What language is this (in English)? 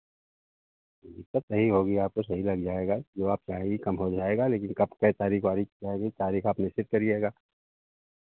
Hindi